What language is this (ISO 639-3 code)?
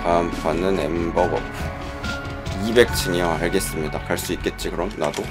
kor